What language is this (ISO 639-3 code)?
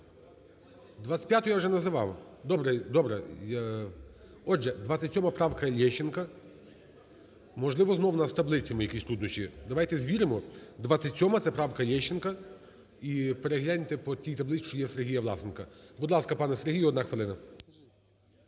ukr